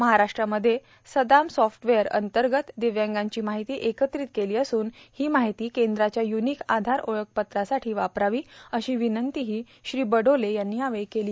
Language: Marathi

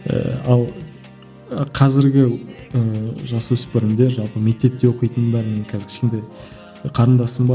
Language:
Kazakh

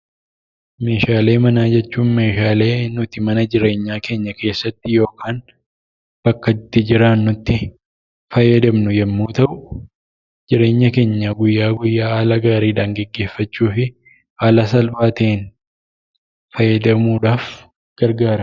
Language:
Oromo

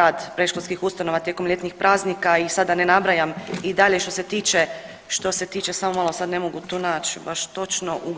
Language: Croatian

